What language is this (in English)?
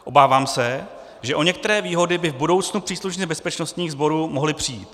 Czech